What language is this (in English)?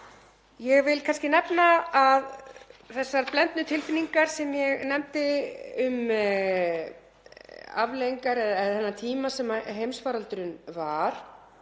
Icelandic